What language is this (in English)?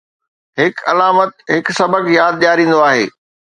Sindhi